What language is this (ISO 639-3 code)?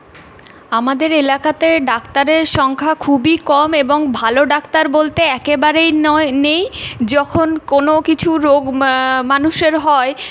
ben